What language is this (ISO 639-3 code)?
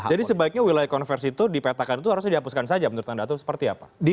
ind